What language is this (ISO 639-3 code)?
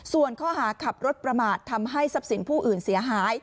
tha